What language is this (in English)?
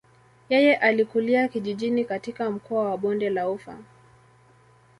Swahili